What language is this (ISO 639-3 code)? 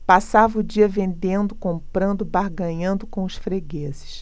por